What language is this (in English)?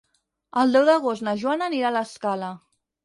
Catalan